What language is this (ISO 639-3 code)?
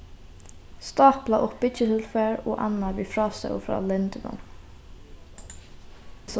fao